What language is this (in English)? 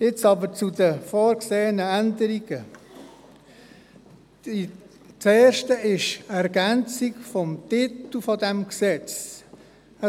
Swiss German